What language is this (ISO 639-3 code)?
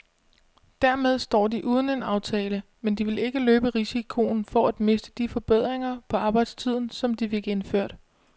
dan